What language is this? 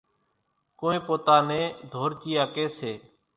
Kachi Koli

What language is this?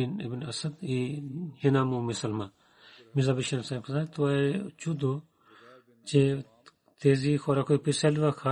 Bulgarian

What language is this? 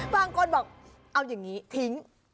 Thai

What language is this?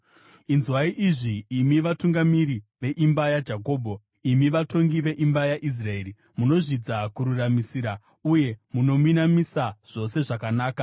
Shona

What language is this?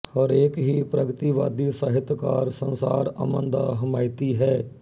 Punjabi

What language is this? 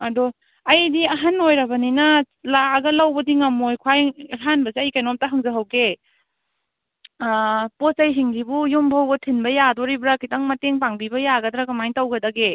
Manipuri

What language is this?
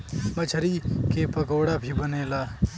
Bhojpuri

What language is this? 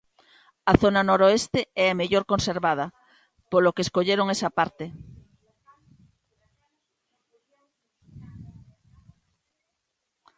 Galician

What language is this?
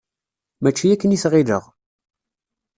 Kabyle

